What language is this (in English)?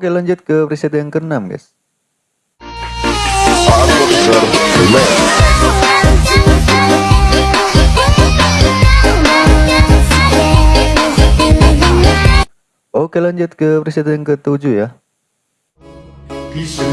Indonesian